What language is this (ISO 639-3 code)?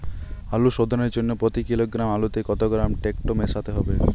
ben